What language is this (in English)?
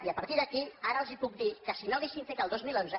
Catalan